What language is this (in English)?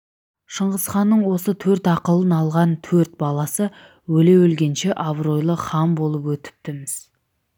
Kazakh